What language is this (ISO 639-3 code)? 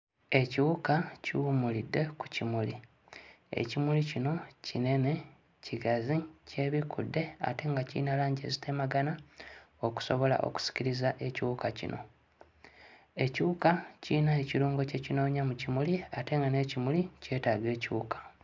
lug